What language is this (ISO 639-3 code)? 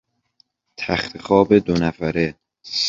fas